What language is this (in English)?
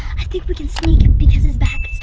English